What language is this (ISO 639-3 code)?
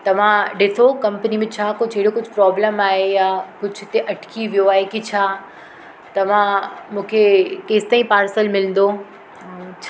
snd